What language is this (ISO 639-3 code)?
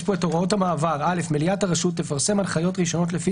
heb